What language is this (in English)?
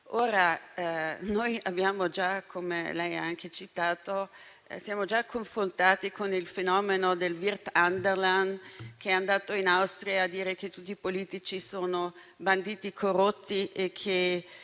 Italian